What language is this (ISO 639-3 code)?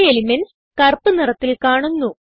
mal